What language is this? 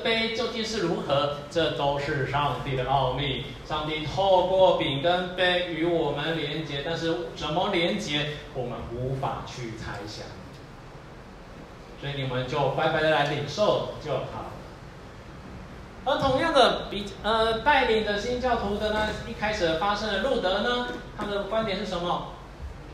Chinese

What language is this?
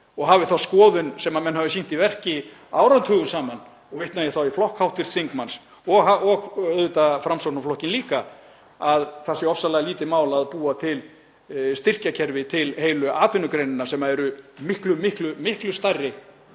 Icelandic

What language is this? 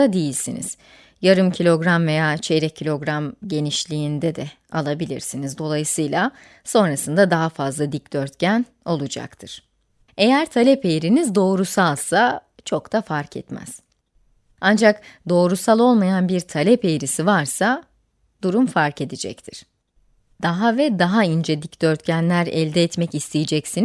Turkish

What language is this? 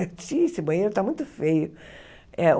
Portuguese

